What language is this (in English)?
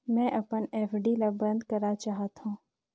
Chhattisgarhi